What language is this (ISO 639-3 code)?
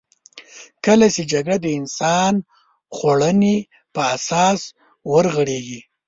pus